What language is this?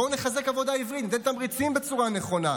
Hebrew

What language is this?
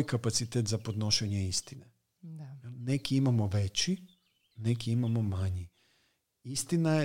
Croatian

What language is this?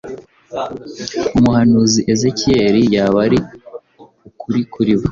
Kinyarwanda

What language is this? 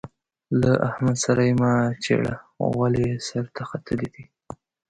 Pashto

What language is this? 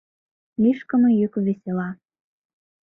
Mari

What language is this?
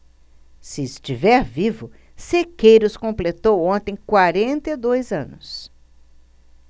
Portuguese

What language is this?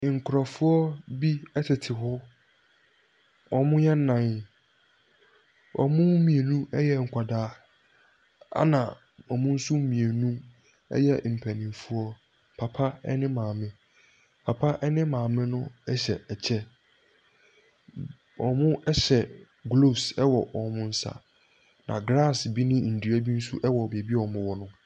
Akan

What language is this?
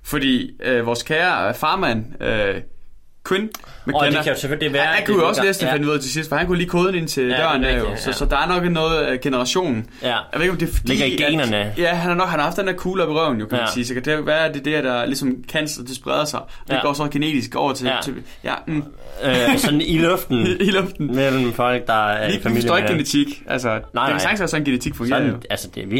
Danish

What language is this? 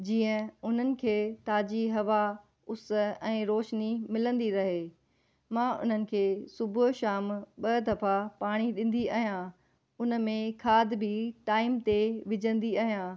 Sindhi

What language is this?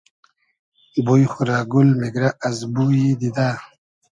Hazaragi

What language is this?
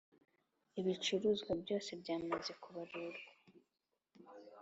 Kinyarwanda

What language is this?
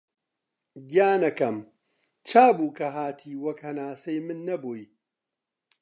Central Kurdish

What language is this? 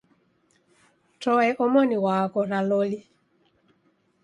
Taita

